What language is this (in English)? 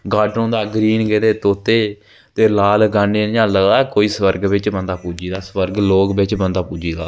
Dogri